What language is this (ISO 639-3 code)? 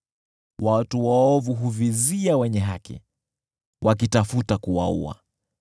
swa